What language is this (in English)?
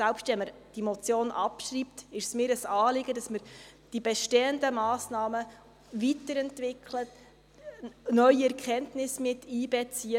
Swiss German